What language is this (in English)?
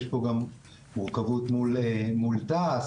Hebrew